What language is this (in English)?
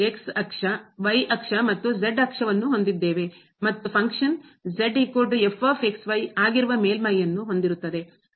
Kannada